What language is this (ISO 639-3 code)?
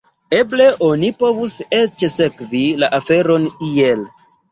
epo